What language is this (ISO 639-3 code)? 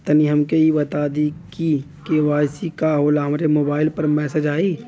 bho